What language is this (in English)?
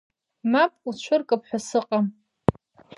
Abkhazian